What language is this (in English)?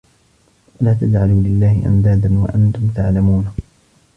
Arabic